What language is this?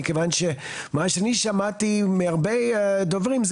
Hebrew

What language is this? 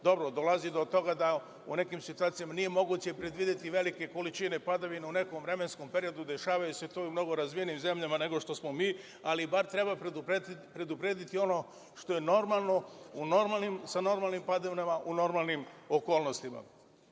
Serbian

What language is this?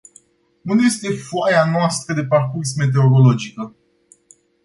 Romanian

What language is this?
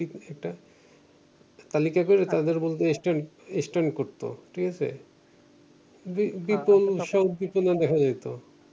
Bangla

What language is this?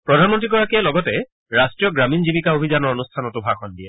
Assamese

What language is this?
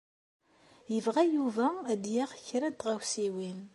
Kabyle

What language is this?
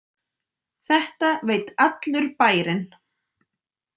Icelandic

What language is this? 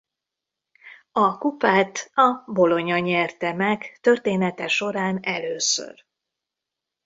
Hungarian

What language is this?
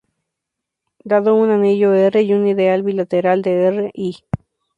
Spanish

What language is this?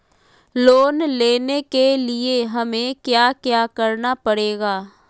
Magahi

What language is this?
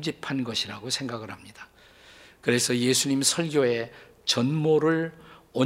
Korean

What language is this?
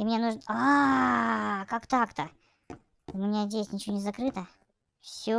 Russian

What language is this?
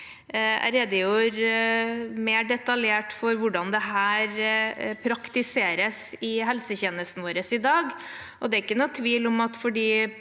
Norwegian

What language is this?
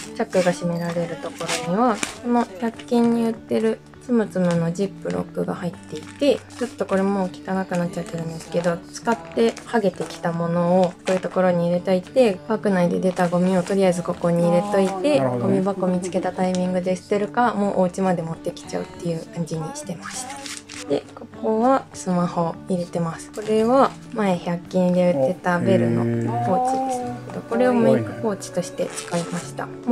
Japanese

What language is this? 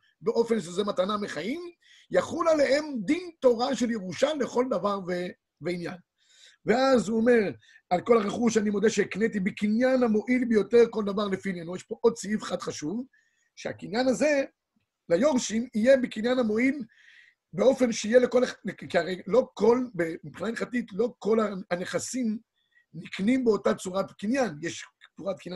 Hebrew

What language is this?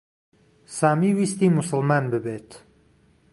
Central Kurdish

